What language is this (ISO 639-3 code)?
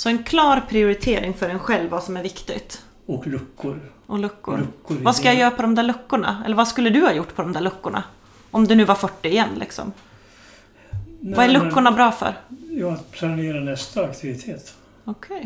swe